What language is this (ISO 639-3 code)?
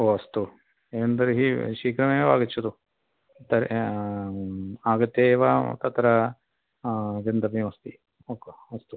san